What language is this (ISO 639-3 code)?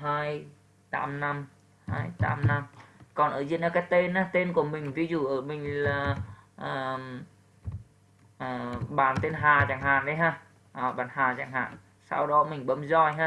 vie